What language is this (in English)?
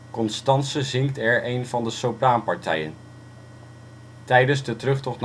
Dutch